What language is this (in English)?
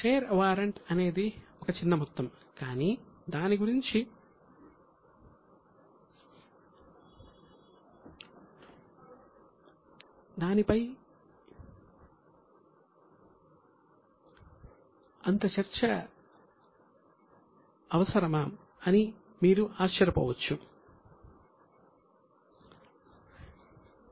Telugu